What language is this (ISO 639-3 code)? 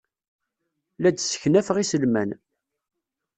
kab